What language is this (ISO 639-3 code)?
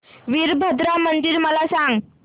mar